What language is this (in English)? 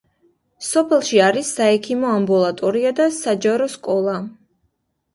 Georgian